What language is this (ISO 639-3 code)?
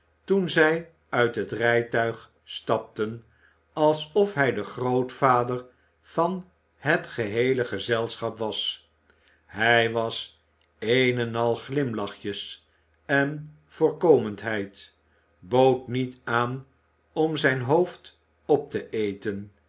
nld